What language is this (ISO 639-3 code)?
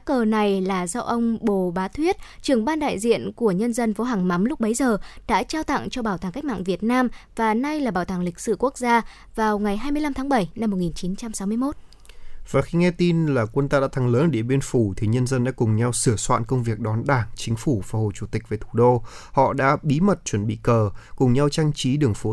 vie